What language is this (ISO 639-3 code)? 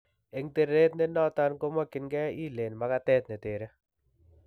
kln